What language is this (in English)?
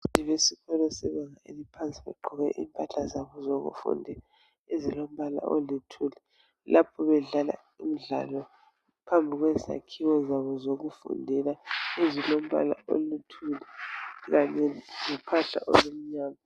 North Ndebele